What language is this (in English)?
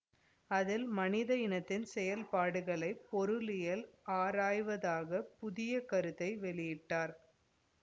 Tamil